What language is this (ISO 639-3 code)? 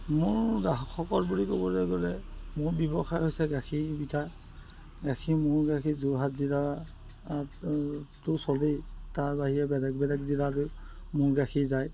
asm